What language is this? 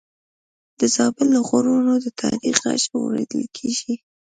Pashto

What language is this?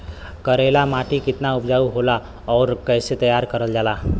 Bhojpuri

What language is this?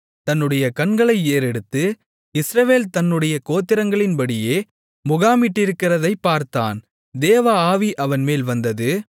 Tamil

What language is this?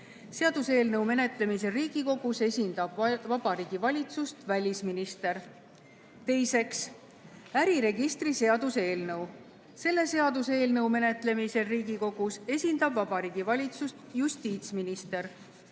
Estonian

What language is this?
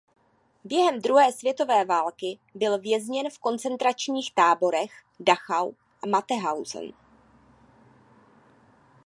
Czech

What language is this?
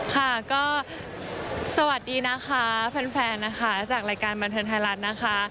Thai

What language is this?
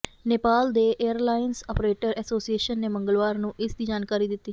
Punjabi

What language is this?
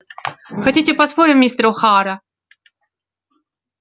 Russian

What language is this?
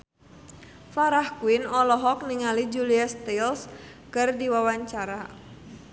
Sundanese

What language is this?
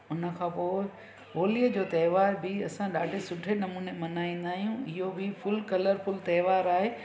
Sindhi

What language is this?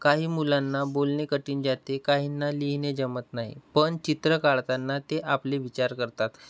Marathi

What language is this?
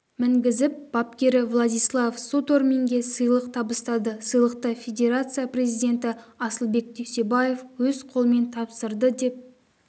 Kazakh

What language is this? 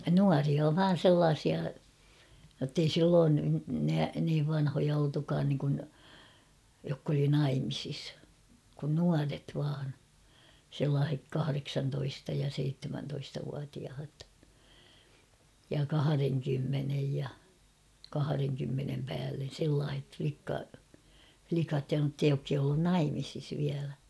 Finnish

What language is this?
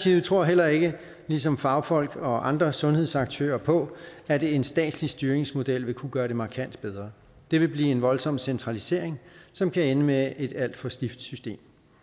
Danish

